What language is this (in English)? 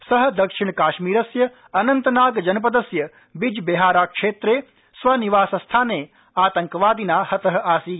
Sanskrit